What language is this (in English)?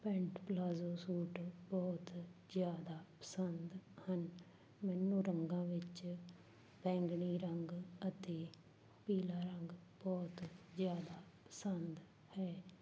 Punjabi